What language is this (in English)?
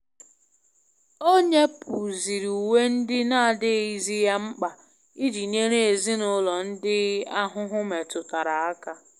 Igbo